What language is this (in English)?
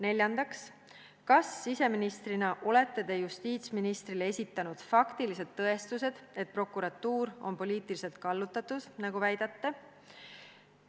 Estonian